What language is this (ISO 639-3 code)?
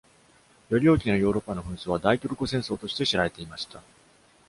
jpn